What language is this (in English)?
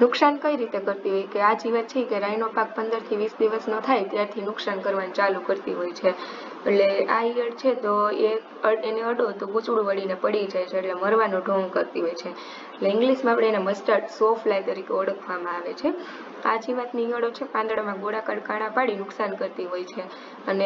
Gujarati